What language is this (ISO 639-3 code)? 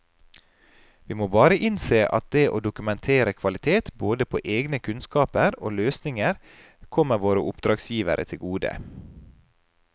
nor